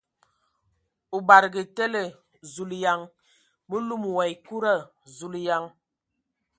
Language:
Ewondo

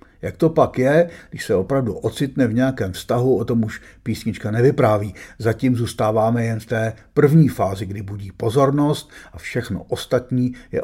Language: Czech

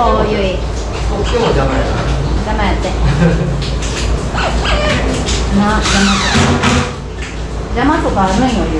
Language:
Japanese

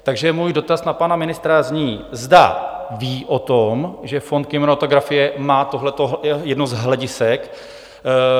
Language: Czech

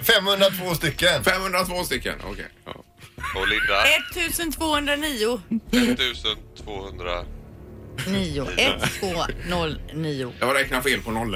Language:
Swedish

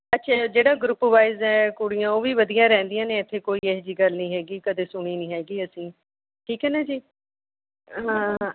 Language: Punjabi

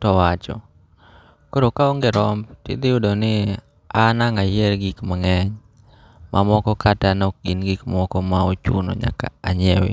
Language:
Luo (Kenya and Tanzania)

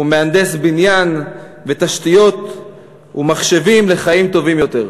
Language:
Hebrew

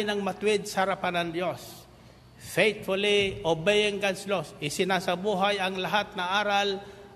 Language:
Filipino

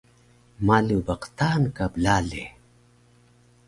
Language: Taroko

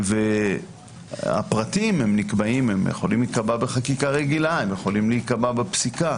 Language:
Hebrew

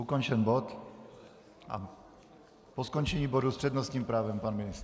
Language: Czech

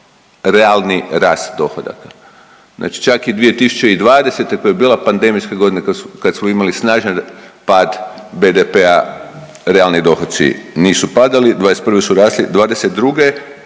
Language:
Croatian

